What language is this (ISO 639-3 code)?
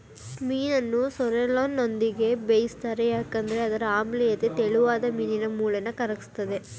kan